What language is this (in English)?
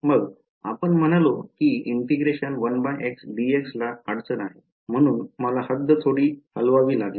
Marathi